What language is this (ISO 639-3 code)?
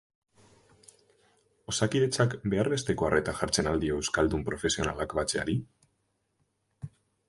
eus